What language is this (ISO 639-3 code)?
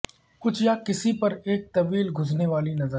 urd